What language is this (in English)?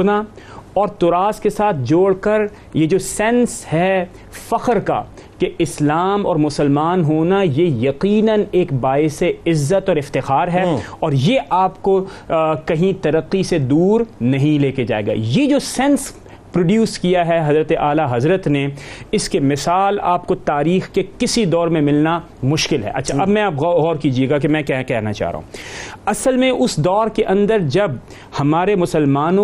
Urdu